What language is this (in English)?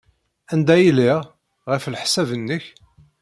Kabyle